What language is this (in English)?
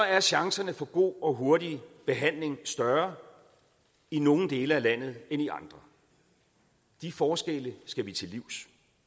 Danish